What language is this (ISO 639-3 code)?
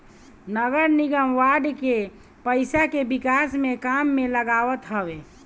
bho